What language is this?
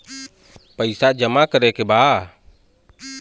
Bhojpuri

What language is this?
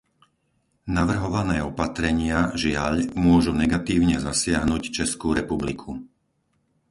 Slovak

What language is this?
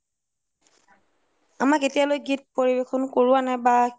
Assamese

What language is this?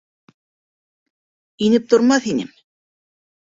Bashkir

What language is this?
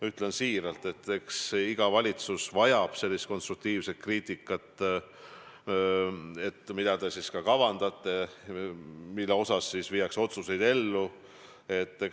Estonian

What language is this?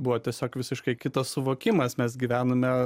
Lithuanian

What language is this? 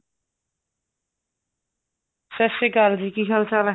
Punjabi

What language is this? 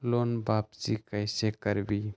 Magahi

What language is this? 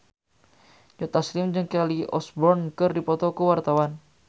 Sundanese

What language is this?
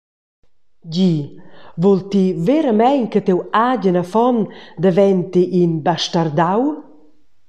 Romansh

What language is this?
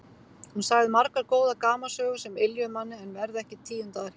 Icelandic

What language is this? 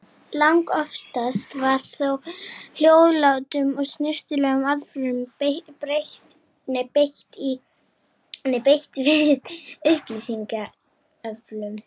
Icelandic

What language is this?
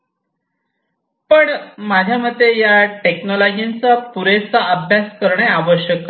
Marathi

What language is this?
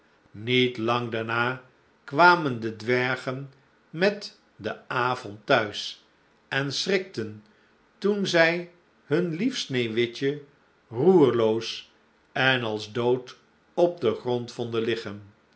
Dutch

